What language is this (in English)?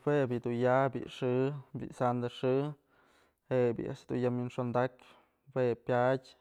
Mazatlán Mixe